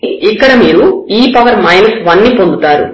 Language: Telugu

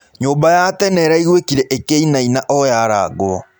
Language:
Kikuyu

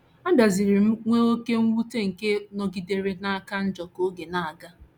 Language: Igbo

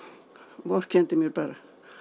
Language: Icelandic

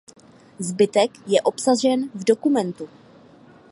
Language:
Czech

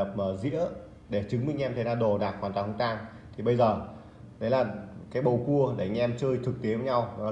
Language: Vietnamese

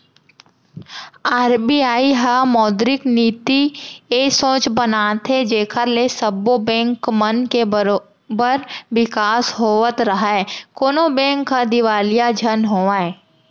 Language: Chhattisgarhi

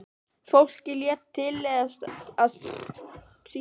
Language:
Icelandic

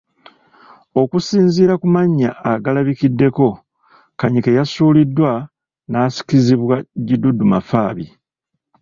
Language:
Ganda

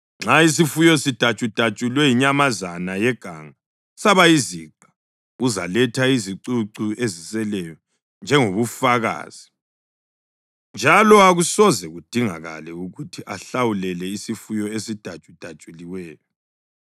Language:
North Ndebele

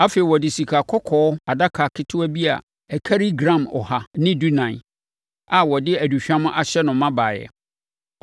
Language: Akan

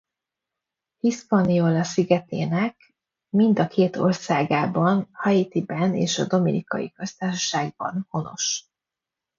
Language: Hungarian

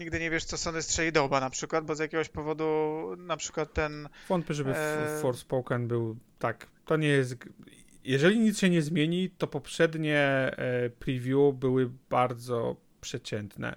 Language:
Polish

